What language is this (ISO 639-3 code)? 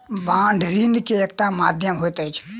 mai